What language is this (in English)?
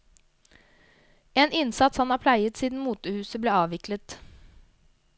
Norwegian